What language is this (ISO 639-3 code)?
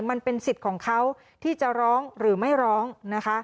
tha